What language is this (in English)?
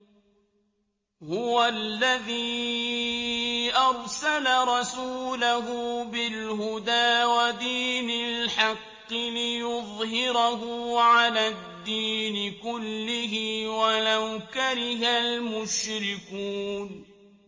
Arabic